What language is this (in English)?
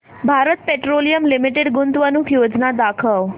Marathi